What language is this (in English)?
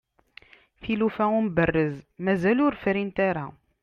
Kabyle